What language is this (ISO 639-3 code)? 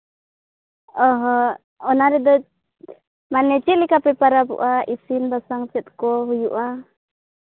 sat